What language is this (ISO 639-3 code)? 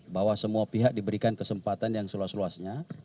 ind